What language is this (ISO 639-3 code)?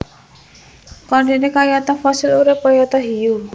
jav